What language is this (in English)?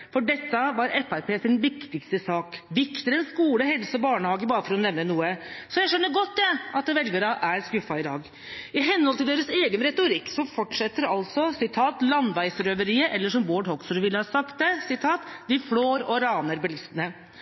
Norwegian Bokmål